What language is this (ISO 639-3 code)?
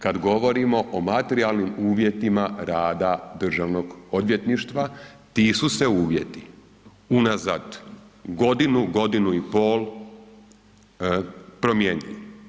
hrv